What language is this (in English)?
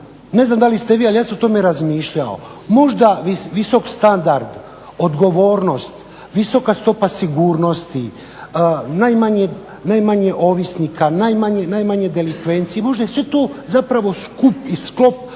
Croatian